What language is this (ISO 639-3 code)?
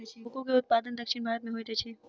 mai